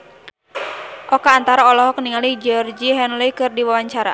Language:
Sundanese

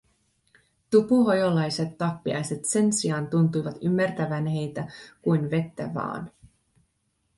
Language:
Finnish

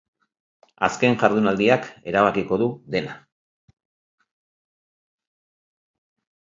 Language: Basque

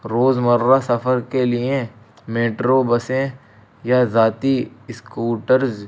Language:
Urdu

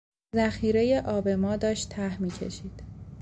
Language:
Persian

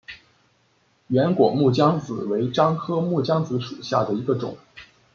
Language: Chinese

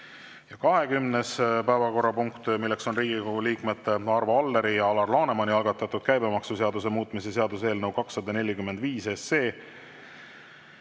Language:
Estonian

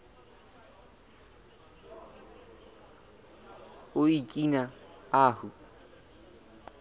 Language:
Southern Sotho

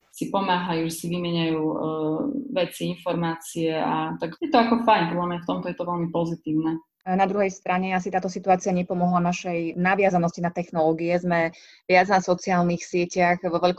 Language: Slovak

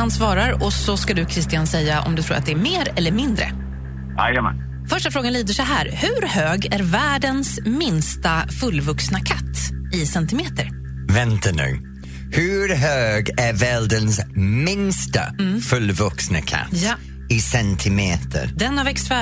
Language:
Swedish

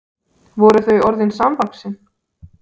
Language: Icelandic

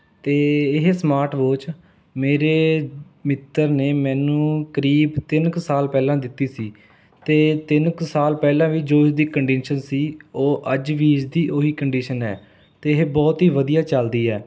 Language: Punjabi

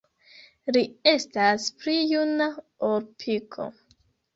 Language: Esperanto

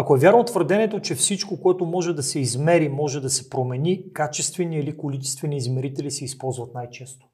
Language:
Bulgarian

